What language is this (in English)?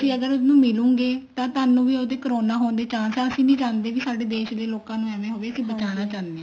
Punjabi